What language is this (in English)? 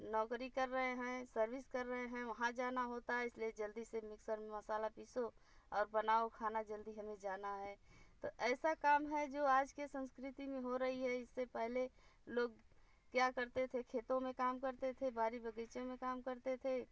Hindi